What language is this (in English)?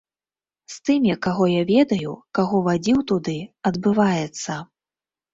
Belarusian